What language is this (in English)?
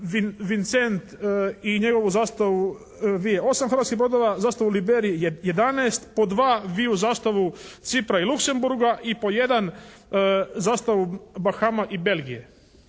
Croatian